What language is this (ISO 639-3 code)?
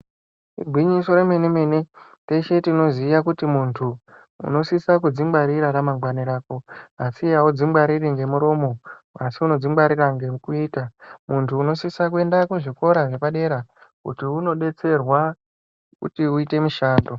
ndc